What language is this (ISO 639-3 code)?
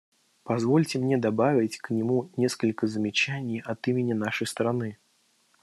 rus